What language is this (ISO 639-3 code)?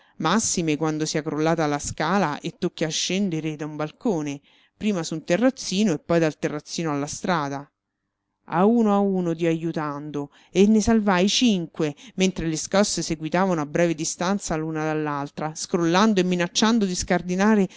ita